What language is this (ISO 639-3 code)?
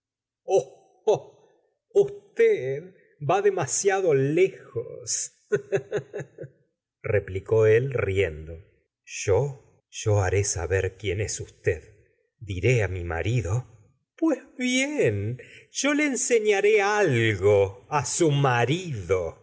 spa